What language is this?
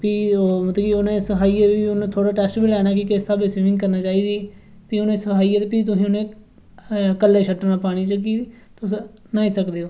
Dogri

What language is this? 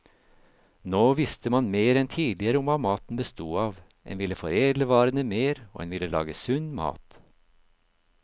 Norwegian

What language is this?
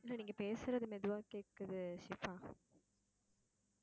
Tamil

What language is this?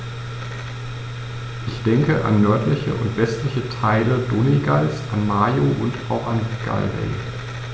German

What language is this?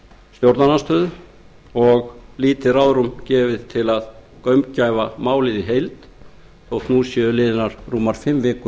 Icelandic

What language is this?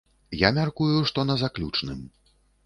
Belarusian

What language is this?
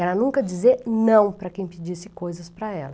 Portuguese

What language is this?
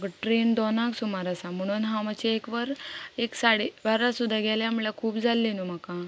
Konkani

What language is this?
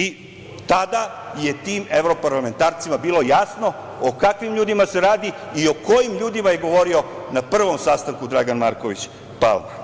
Serbian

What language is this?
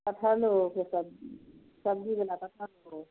Maithili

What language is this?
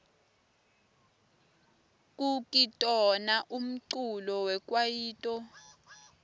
Swati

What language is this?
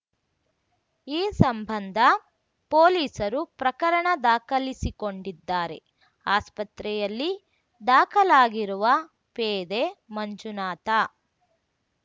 Kannada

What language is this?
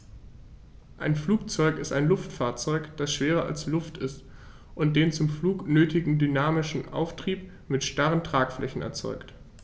German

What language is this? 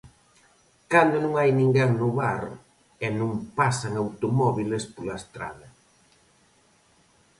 Galician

